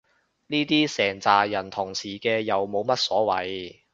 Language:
Cantonese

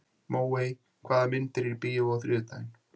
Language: Icelandic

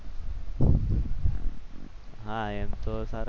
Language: Gujarati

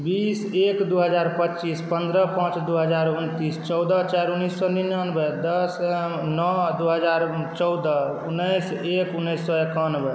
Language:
Maithili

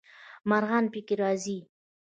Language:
Pashto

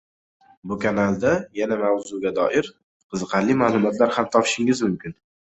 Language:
Uzbek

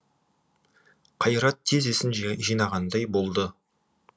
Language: Kazakh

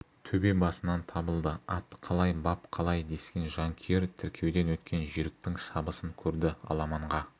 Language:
Kazakh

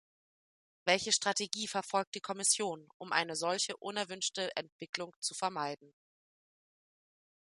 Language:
German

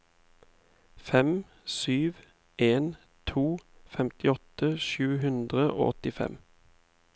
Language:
Norwegian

